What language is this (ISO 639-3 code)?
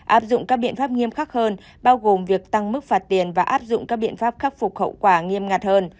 vie